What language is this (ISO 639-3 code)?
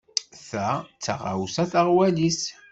kab